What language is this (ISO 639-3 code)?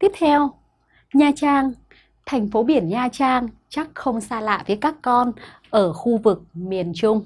vie